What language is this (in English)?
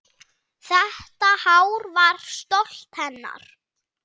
Icelandic